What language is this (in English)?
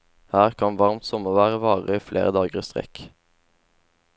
Norwegian